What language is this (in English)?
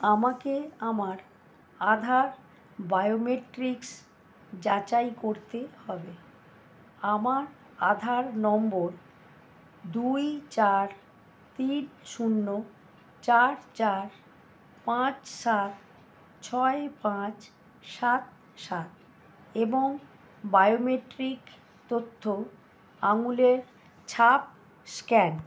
Bangla